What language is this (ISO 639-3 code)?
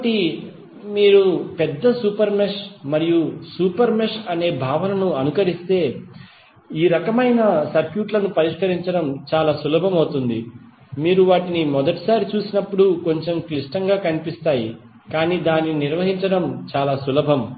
tel